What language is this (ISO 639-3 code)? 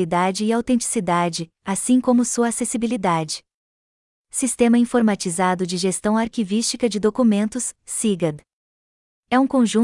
por